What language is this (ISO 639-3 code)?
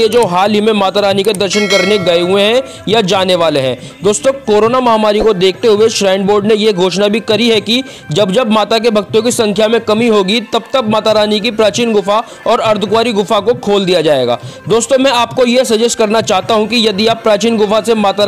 hin